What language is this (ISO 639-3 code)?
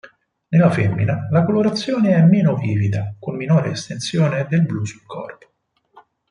ita